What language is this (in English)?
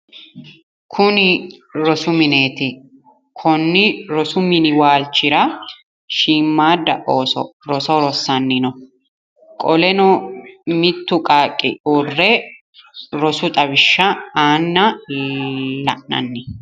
Sidamo